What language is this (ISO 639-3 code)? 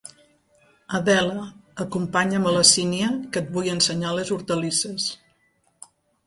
cat